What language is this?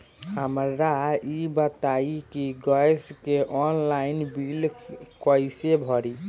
Bhojpuri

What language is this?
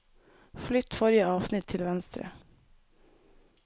Norwegian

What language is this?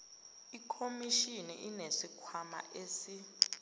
Zulu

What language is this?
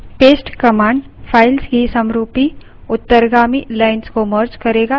Hindi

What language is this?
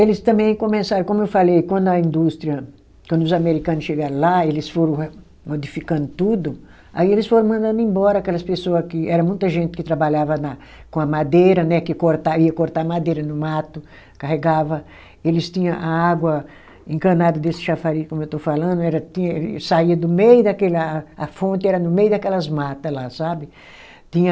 Portuguese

